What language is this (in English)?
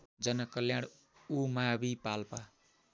Nepali